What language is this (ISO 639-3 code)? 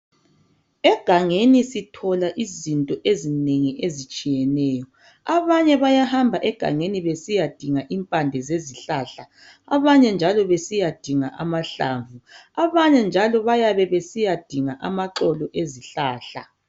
nde